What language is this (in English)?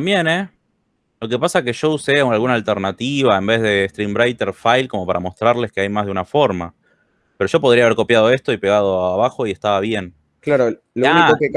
Spanish